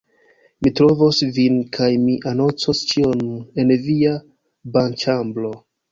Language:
Esperanto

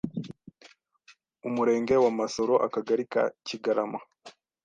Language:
Kinyarwanda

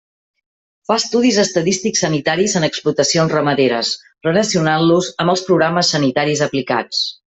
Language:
Catalan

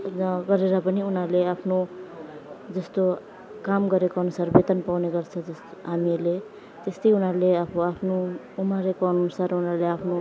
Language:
Nepali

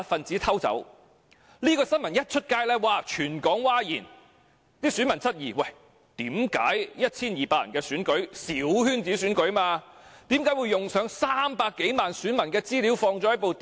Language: Cantonese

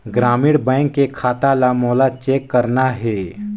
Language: Chhattisgarhi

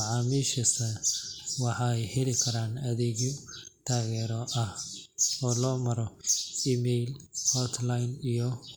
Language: Somali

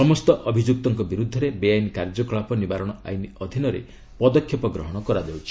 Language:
Odia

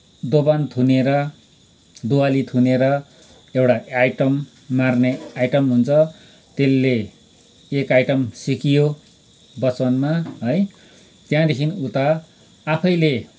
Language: Nepali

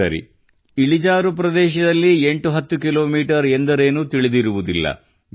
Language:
Kannada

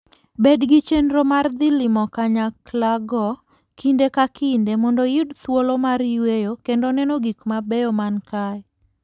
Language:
Luo (Kenya and Tanzania)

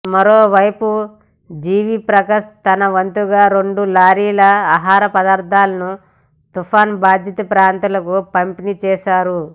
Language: Telugu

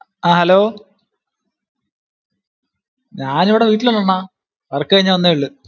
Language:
Malayalam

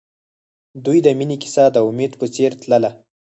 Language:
Pashto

